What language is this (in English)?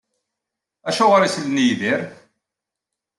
Kabyle